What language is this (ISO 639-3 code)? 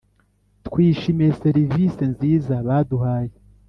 kin